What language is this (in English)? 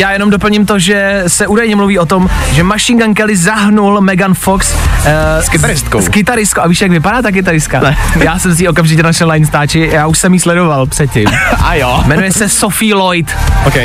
Czech